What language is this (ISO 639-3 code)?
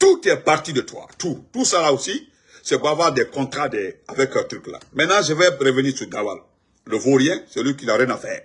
fra